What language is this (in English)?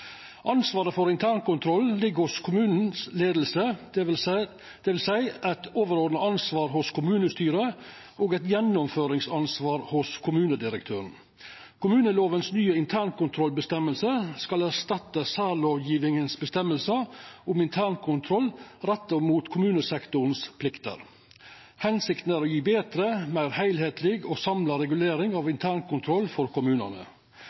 Norwegian Nynorsk